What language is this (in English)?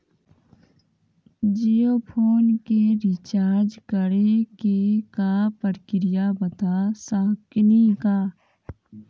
Maithili